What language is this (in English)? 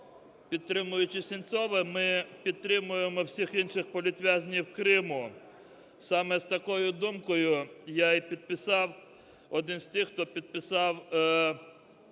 Ukrainian